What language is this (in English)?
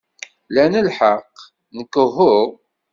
Kabyle